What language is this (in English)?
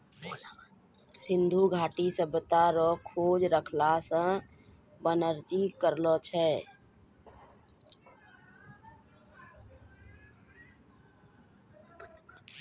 Maithili